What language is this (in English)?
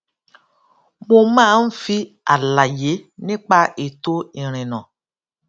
Yoruba